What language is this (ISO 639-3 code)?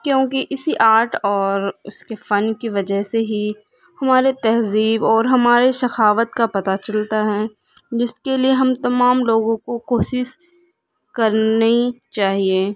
urd